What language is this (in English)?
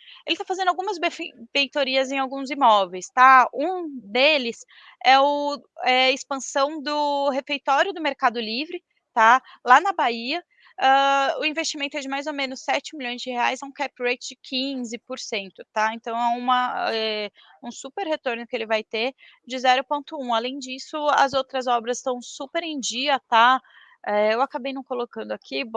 Portuguese